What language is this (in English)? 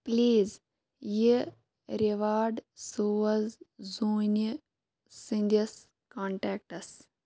Kashmiri